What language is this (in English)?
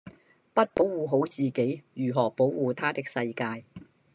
Cantonese